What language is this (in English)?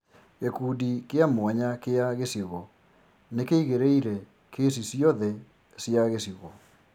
Kikuyu